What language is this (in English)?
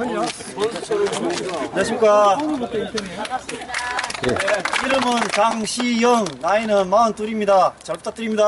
Korean